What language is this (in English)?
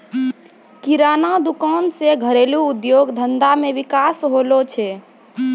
Maithili